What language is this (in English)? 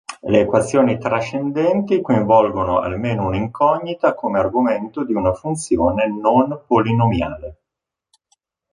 Italian